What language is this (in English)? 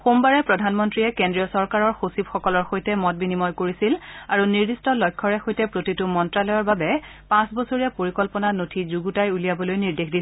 Assamese